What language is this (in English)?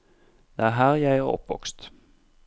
Norwegian